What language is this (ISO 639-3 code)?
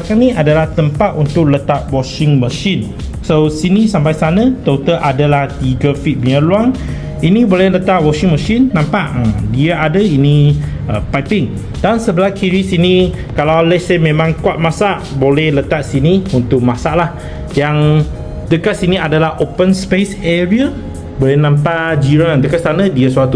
msa